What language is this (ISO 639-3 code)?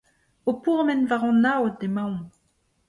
bre